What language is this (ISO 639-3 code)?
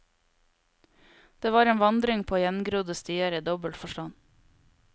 nor